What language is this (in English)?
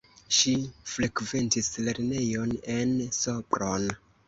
Esperanto